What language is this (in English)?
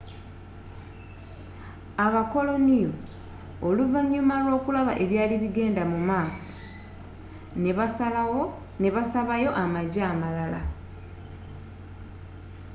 Ganda